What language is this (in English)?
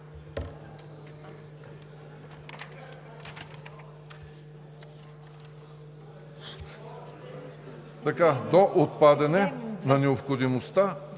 Bulgarian